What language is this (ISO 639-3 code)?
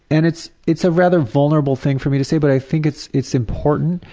eng